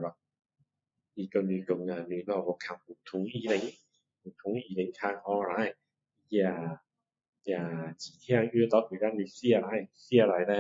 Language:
Min Dong Chinese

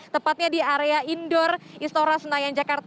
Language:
Indonesian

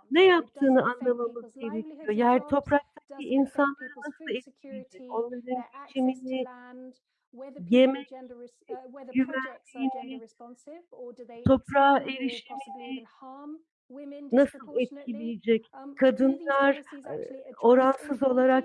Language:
Turkish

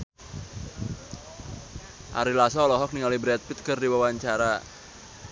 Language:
Sundanese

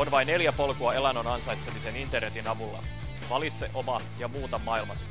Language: Finnish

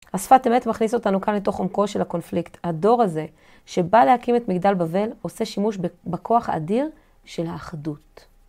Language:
Hebrew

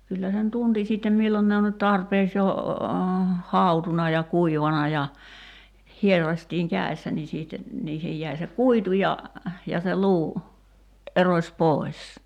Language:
Finnish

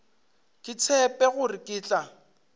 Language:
Northern Sotho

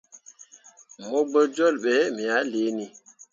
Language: Mundang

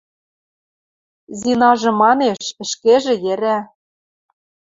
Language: Western Mari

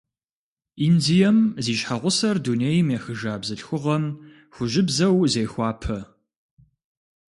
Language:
Kabardian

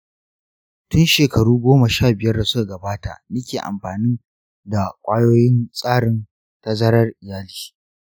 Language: Hausa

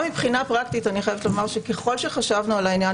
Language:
Hebrew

